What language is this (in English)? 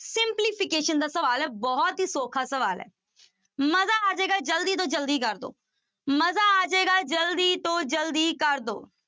Punjabi